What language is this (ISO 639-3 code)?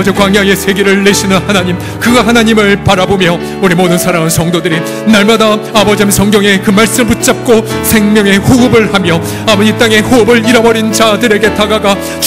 kor